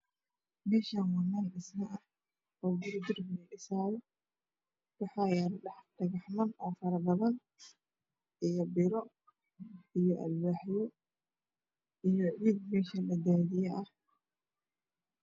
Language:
Somali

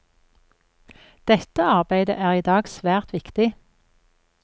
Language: Norwegian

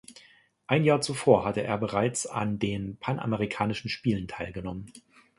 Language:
German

